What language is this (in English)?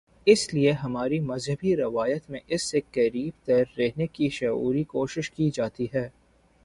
Urdu